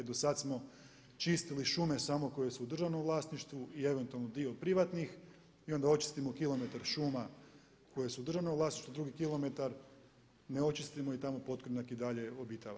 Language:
Croatian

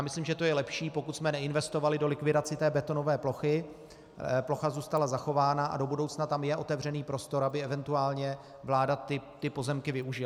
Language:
Czech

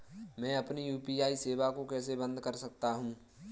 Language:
Hindi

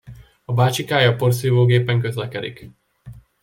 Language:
Hungarian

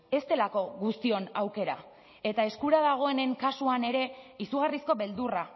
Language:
Basque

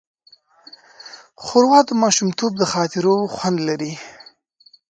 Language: Pashto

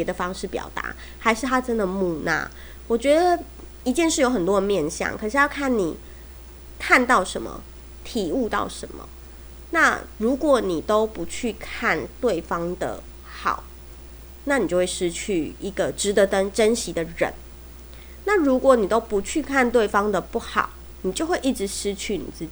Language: Chinese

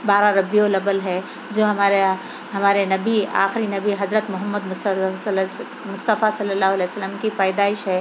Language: Urdu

